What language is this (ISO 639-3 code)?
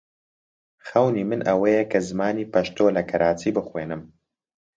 ckb